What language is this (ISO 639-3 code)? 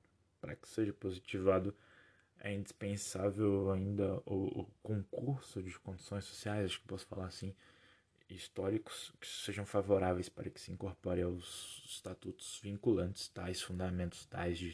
por